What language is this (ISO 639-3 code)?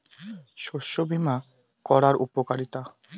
ben